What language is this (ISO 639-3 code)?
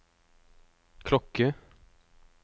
nor